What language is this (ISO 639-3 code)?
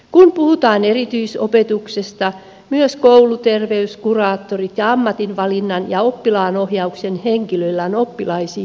fin